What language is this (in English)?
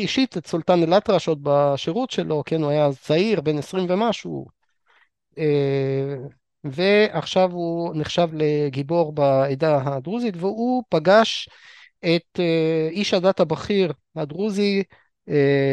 Hebrew